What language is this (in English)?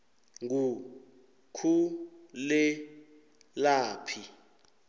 South Ndebele